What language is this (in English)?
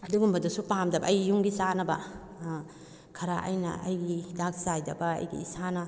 Manipuri